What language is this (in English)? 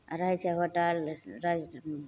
Maithili